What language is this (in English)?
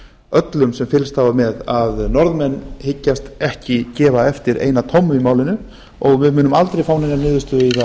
Icelandic